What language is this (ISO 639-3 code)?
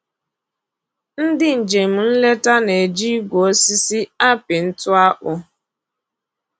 ibo